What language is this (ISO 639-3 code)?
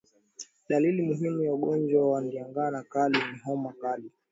swa